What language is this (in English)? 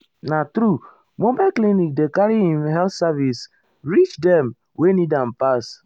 Nigerian Pidgin